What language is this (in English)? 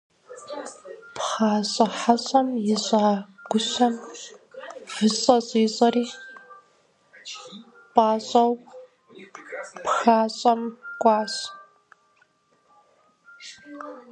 Kabardian